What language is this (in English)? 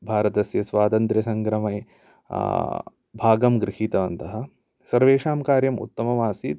Sanskrit